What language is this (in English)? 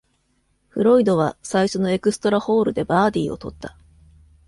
Japanese